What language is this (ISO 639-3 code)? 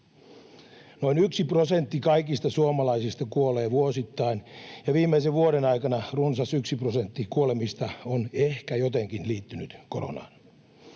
fin